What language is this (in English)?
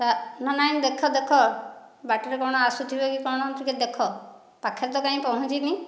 Odia